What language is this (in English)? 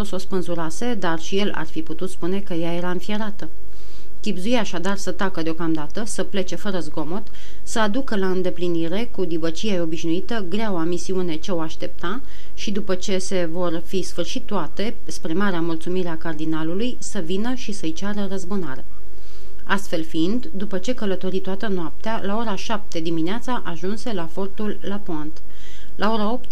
Romanian